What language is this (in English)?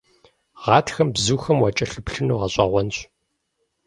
Kabardian